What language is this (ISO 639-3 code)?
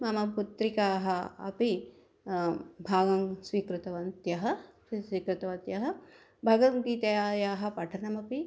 san